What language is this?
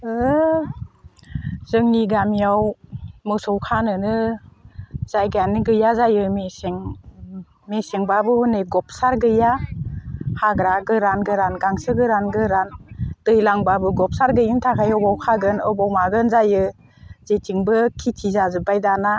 Bodo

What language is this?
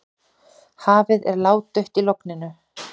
Icelandic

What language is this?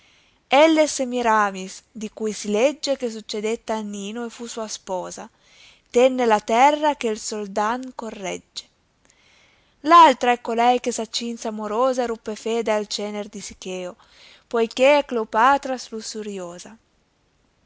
Italian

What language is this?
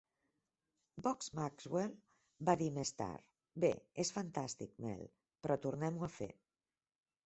Catalan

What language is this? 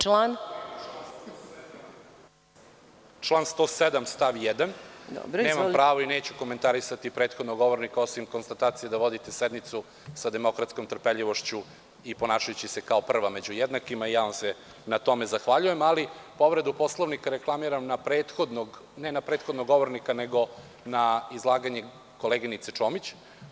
Serbian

